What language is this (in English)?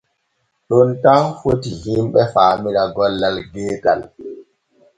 Borgu Fulfulde